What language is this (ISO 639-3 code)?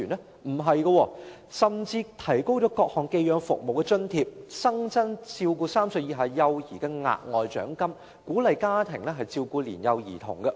yue